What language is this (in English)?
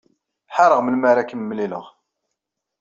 Kabyle